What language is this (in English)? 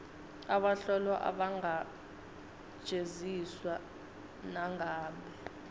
Swati